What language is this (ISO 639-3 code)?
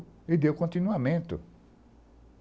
por